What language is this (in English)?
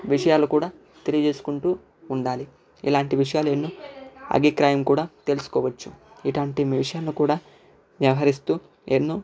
Telugu